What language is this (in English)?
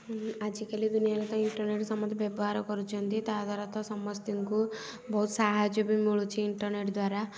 Odia